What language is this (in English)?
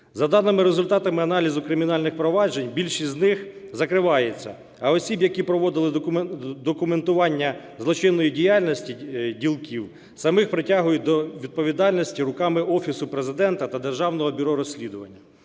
Ukrainian